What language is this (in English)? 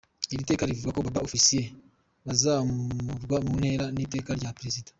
Kinyarwanda